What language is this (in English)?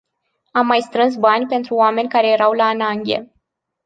Romanian